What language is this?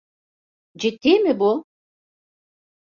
Turkish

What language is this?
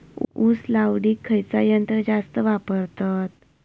Marathi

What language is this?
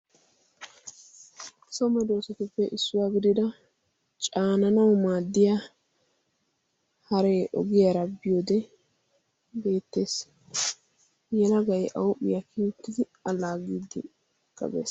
Wolaytta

